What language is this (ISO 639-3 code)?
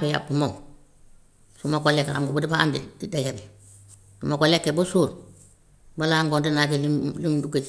wof